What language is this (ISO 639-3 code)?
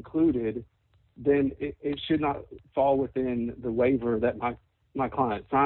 eng